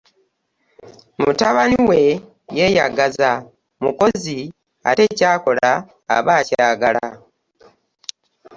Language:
Ganda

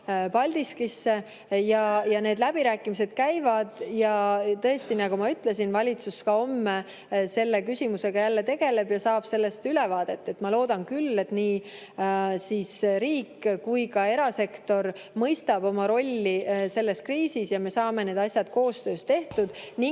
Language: Estonian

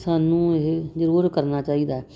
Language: Punjabi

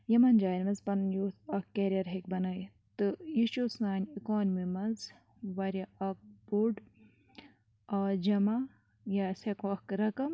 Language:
Kashmiri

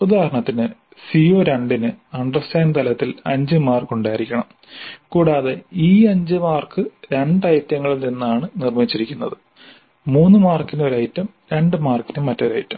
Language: Malayalam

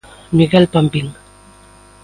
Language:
Galician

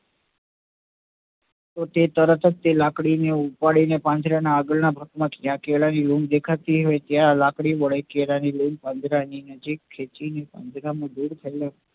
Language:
Gujarati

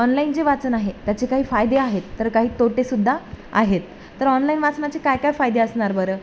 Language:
Marathi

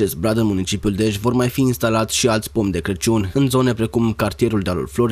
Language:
Romanian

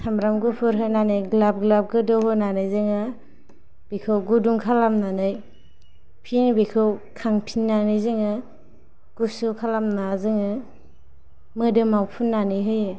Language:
Bodo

